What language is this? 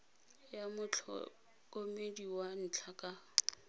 Tswana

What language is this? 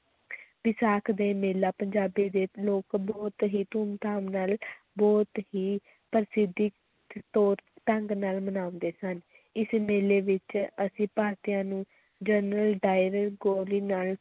Punjabi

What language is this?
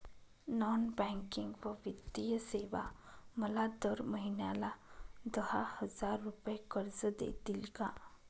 Marathi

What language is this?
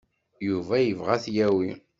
Kabyle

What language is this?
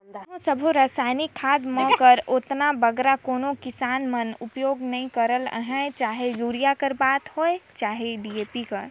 Chhattisgarhi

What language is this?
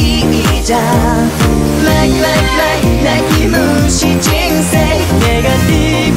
Vietnamese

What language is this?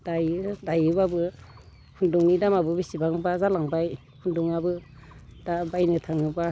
Bodo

